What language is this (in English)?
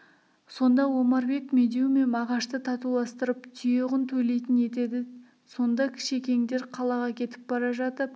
Kazakh